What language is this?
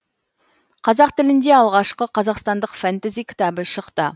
Kazakh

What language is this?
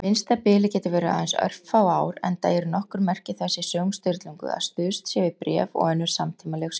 Icelandic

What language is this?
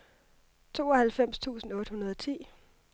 Danish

